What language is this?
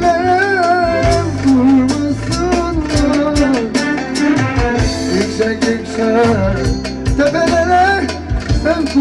Arabic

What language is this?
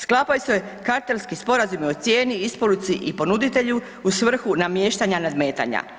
Croatian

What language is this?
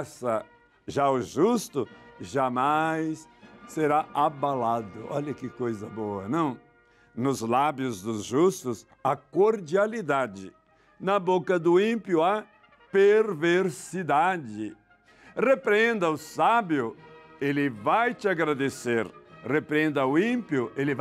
Portuguese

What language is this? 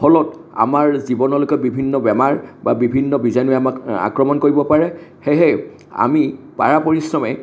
Assamese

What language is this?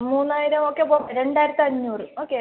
Malayalam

